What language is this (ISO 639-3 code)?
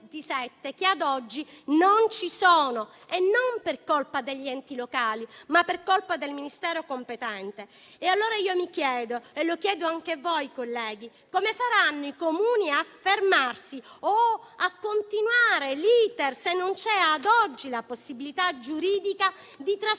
ita